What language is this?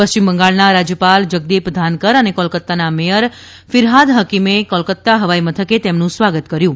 Gujarati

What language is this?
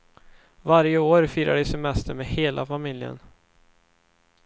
Swedish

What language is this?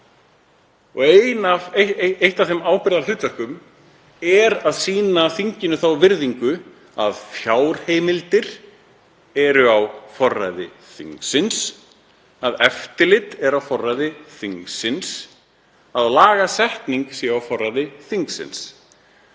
Icelandic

